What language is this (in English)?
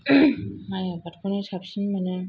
Bodo